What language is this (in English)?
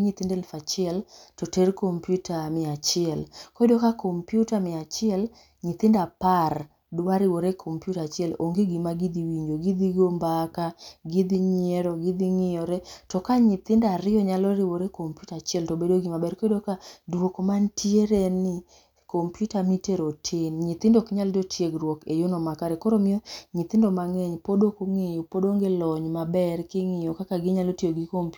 Luo (Kenya and Tanzania)